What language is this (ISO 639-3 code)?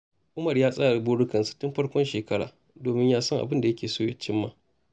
hau